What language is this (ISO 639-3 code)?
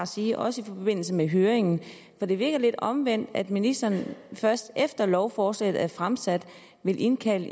dan